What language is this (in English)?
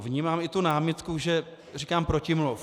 Czech